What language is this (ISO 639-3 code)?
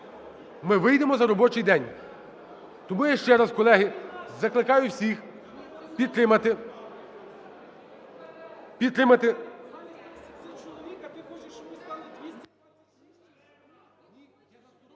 ukr